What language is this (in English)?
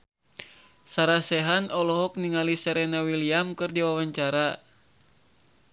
Sundanese